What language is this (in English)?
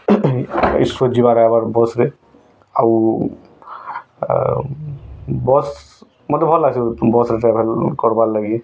Odia